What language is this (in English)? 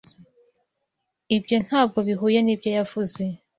Kinyarwanda